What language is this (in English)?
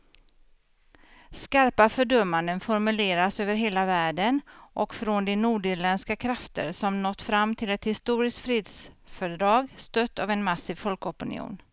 Swedish